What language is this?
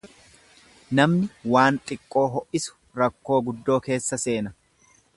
Oromo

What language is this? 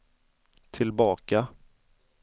Swedish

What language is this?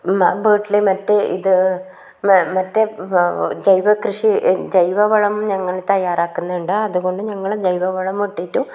Malayalam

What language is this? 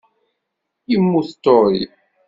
Kabyle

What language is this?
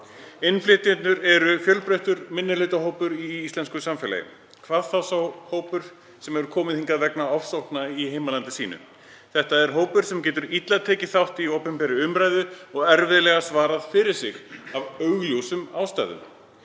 Icelandic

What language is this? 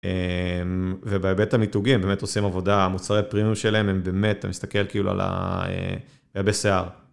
Hebrew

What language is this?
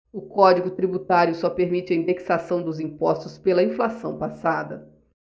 Portuguese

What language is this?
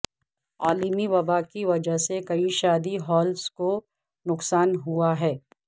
Urdu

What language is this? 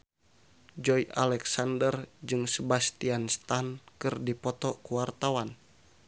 Sundanese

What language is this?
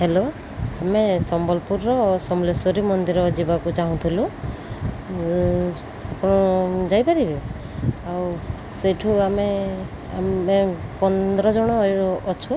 Odia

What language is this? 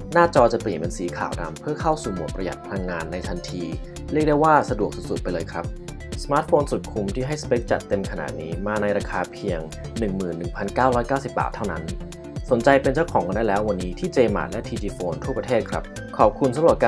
Thai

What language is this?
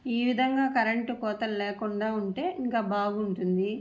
Telugu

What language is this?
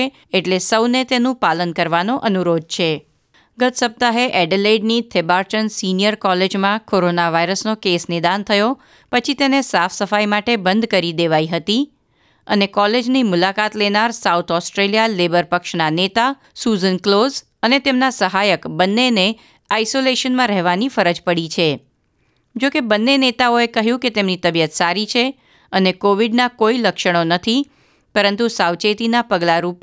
Gujarati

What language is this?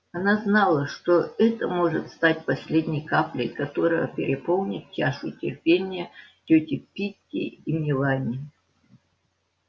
Russian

